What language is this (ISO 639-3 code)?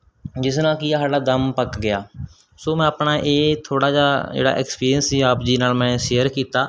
pan